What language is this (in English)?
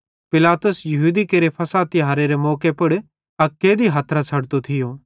Bhadrawahi